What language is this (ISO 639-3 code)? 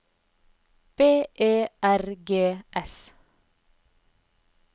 nor